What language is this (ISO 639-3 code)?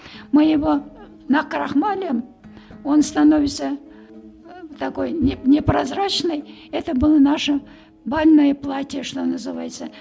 kaz